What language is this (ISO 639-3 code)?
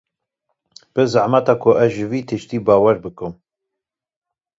kur